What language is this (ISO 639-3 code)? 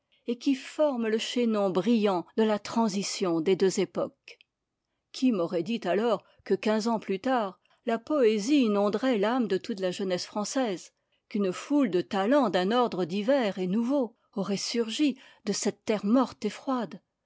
fra